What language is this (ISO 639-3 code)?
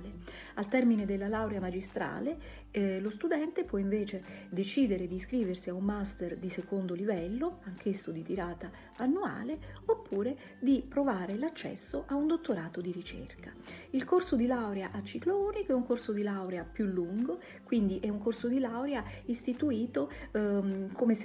ita